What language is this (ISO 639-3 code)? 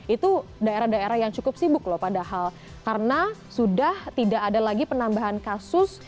ind